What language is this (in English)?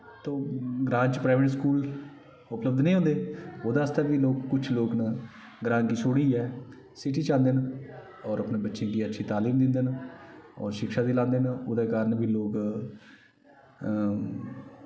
Dogri